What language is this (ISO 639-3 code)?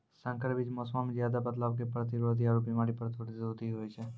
mai